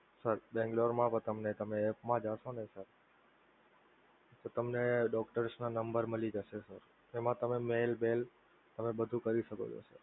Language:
Gujarati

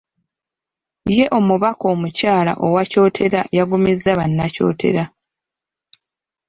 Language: Ganda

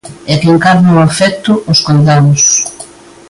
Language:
Galician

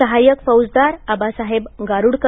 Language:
Marathi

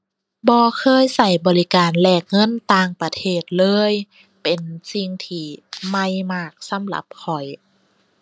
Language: Thai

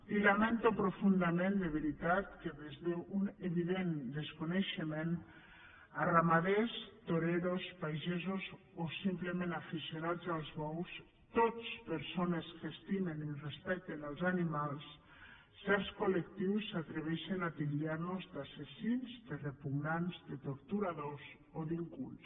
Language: Catalan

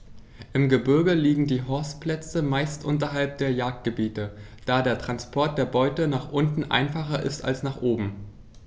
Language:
German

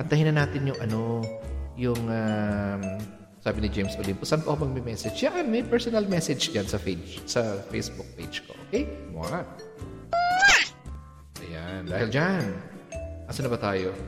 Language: Filipino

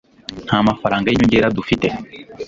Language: Kinyarwanda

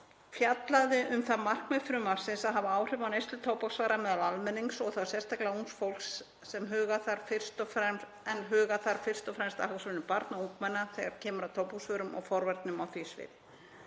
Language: Icelandic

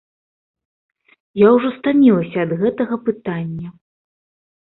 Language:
Belarusian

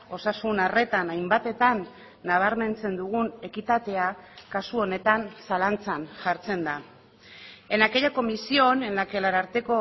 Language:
Basque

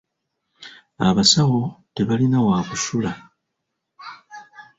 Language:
Ganda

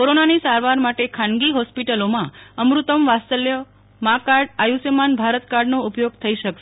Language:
Gujarati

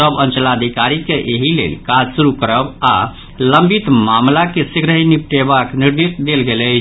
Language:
Maithili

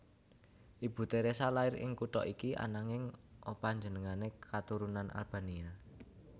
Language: Javanese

